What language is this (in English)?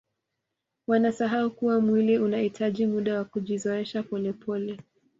Swahili